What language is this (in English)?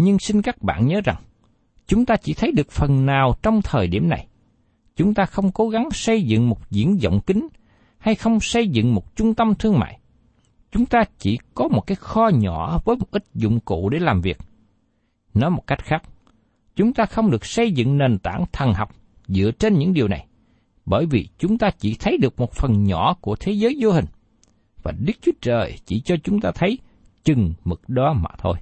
Vietnamese